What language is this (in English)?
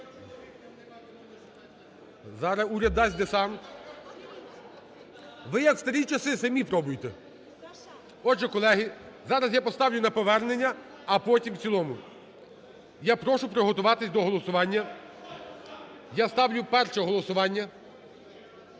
Ukrainian